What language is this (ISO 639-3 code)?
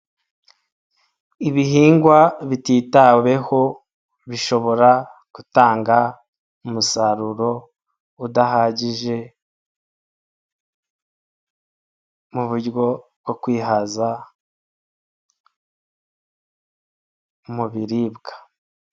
kin